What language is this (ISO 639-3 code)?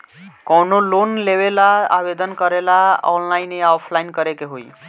bho